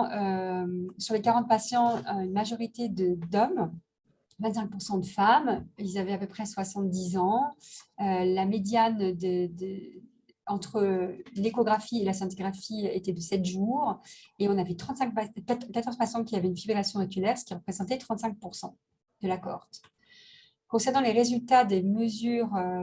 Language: French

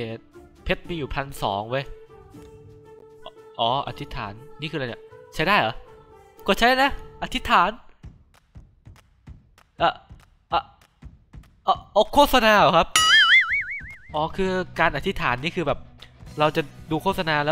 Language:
Thai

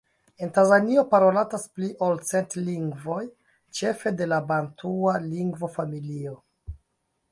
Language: Esperanto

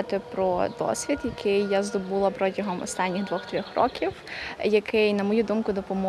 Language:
Ukrainian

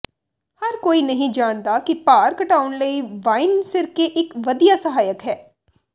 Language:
Punjabi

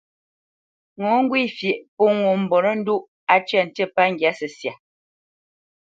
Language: Bamenyam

